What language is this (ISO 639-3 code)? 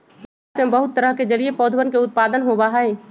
mag